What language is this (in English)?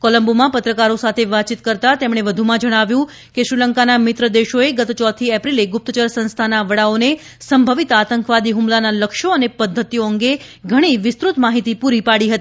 Gujarati